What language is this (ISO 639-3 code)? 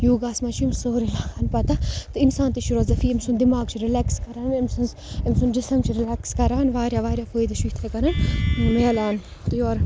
kas